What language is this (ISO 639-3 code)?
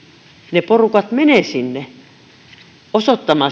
fin